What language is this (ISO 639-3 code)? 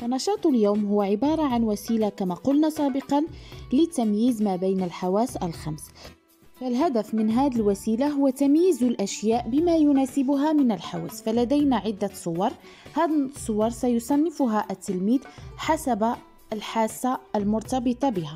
ara